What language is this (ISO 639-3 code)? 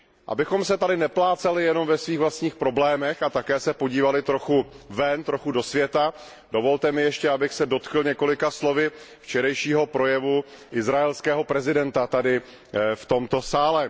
ces